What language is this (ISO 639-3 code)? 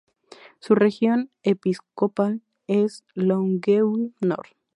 spa